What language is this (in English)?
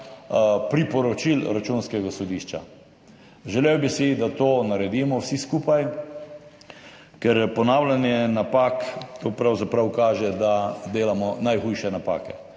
Slovenian